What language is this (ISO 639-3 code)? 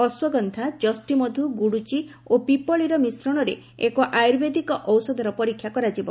ori